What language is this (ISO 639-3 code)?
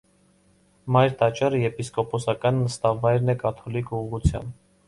hye